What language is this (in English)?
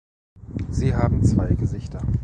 German